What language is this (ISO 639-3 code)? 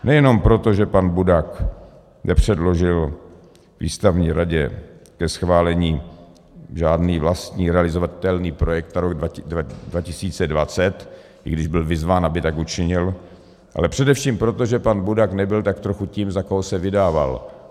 ces